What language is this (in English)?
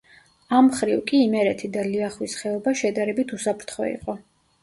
Georgian